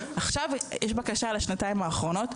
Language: Hebrew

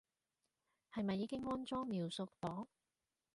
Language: Cantonese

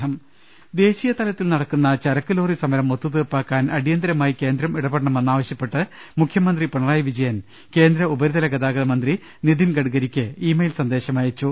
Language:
Malayalam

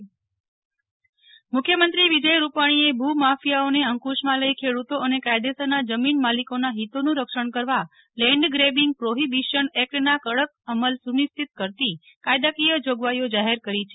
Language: Gujarati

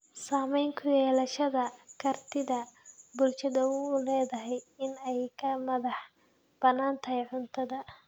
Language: Somali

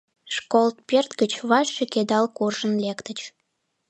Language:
Mari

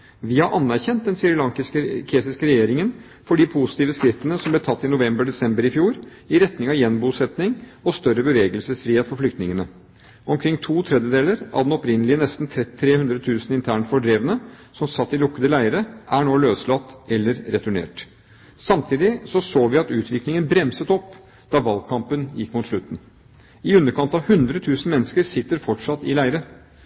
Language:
Norwegian Bokmål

